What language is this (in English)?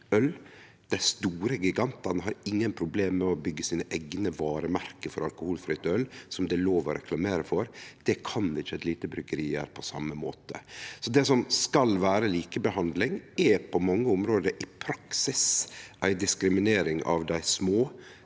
Norwegian